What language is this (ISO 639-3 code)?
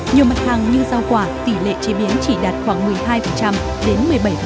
vie